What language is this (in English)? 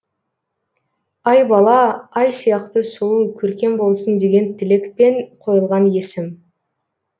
Kazakh